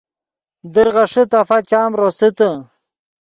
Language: Yidgha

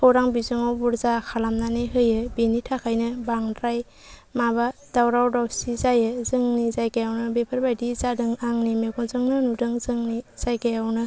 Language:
Bodo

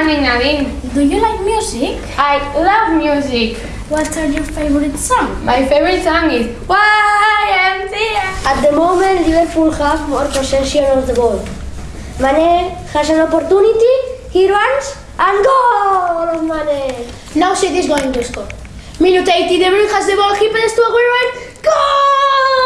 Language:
English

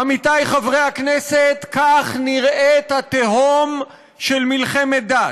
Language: Hebrew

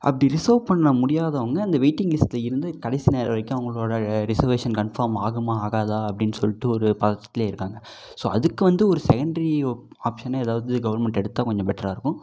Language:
Tamil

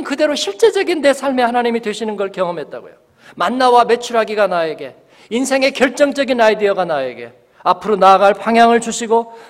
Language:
Korean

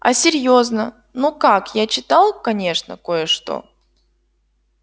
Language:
Russian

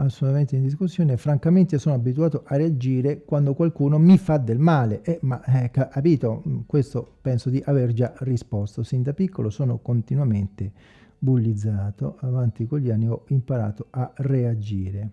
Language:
Italian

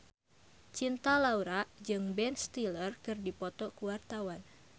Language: Sundanese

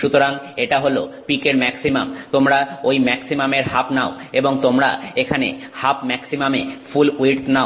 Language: Bangla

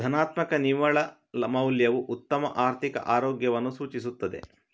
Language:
Kannada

